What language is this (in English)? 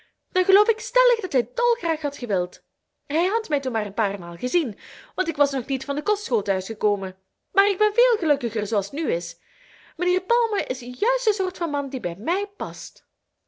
Dutch